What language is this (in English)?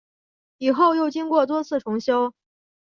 Chinese